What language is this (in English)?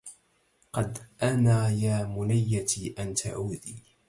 Arabic